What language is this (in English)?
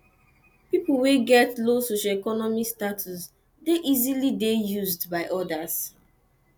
Nigerian Pidgin